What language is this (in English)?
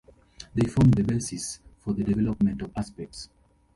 English